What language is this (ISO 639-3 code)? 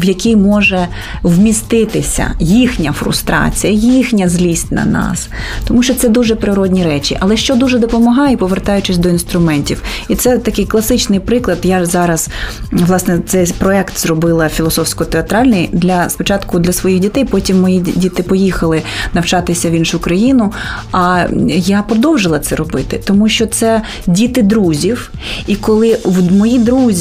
ukr